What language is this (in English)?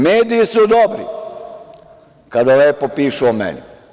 Serbian